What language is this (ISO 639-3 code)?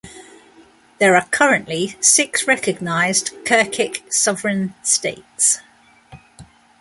eng